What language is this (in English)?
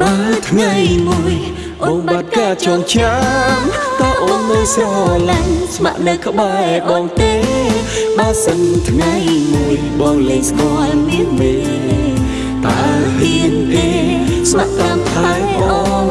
Khmer